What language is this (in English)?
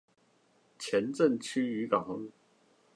Chinese